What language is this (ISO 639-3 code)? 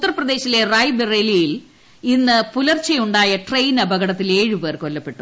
mal